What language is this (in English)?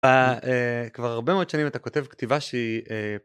Hebrew